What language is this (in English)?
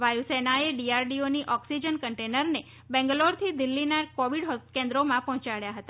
Gujarati